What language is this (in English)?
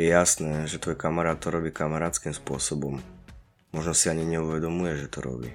Slovak